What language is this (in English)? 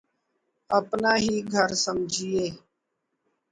Urdu